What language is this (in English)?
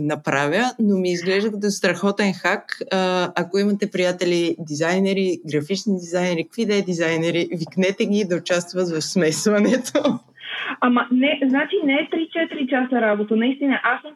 Bulgarian